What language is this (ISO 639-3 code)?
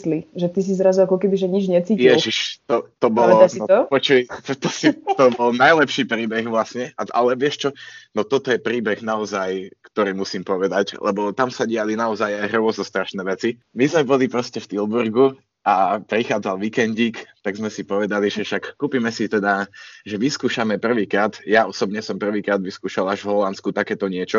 slk